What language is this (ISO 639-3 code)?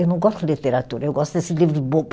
por